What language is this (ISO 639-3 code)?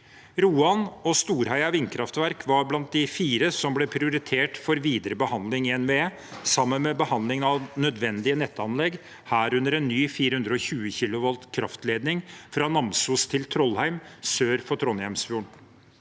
nor